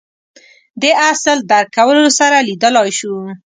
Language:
Pashto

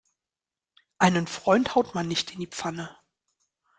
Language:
German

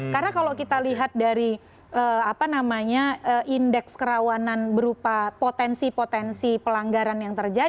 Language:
Indonesian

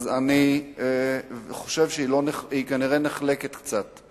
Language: Hebrew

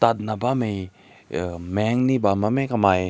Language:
Rongmei Naga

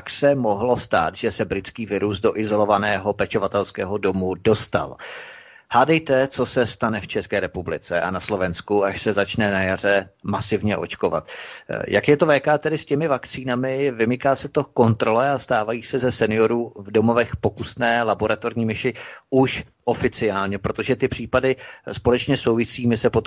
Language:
Czech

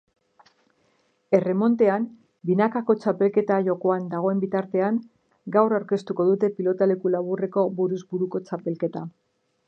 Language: Basque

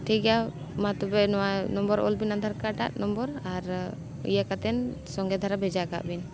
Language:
Santali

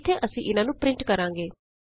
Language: Punjabi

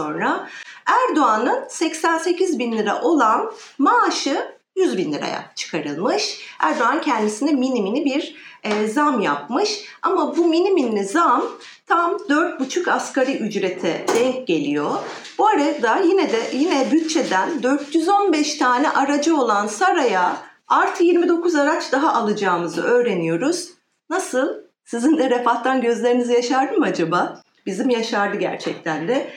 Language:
Turkish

